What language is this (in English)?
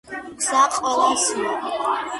Georgian